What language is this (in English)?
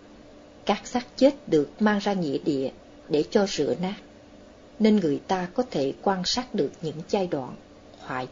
Vietnamese